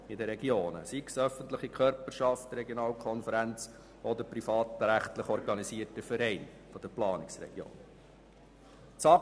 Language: Swiss German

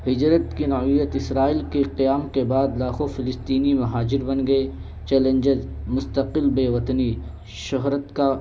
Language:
Urdu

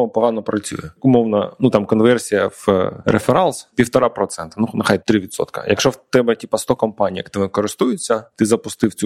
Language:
Ukrainian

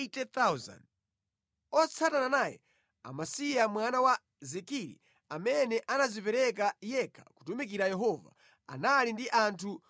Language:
Nyanja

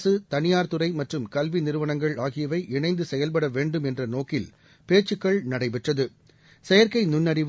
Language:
Tamil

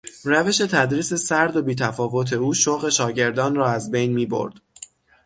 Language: Persian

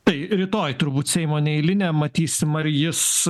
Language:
Lithuanian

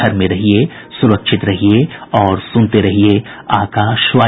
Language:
Hindi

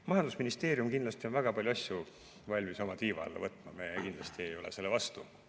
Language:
Estonian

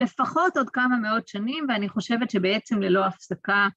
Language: Hebrew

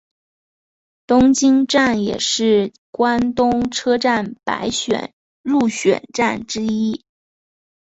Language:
Chinese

